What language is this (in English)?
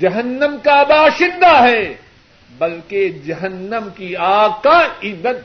Urdu